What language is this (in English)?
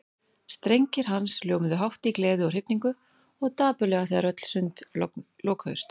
Icelandic